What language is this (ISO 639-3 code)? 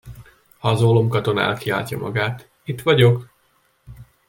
hun